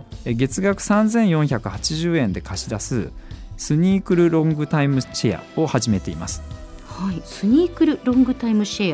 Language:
Japanese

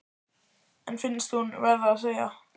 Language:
Icelandic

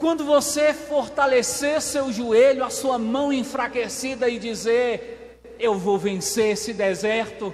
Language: Portuguese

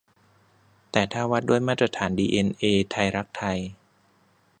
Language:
Thai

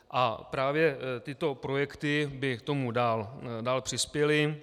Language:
Czech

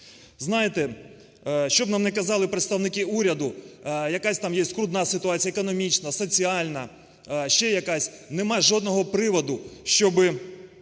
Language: Ukrainian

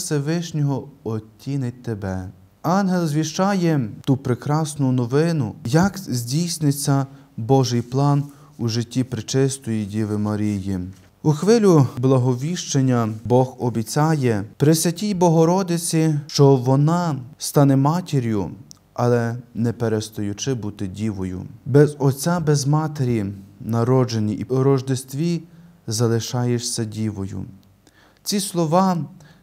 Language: Ukrainian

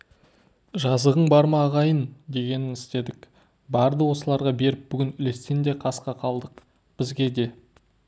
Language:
Kazakh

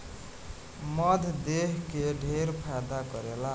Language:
Bhojpuri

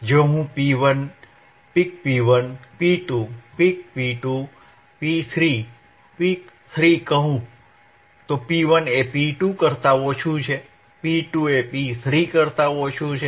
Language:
Gujarati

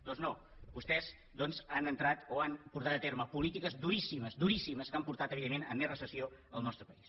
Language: Catalan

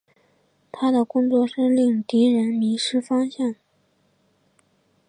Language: Chinese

